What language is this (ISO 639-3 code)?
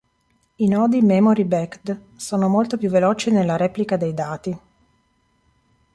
ita